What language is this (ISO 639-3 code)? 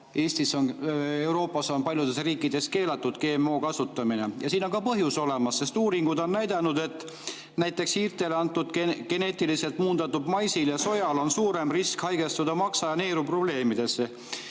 est